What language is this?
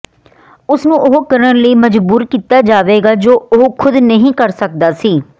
Punjabi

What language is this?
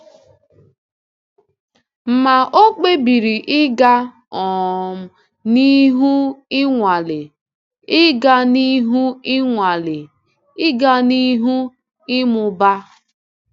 Igbo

